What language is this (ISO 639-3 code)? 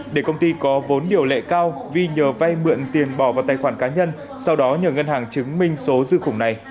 vie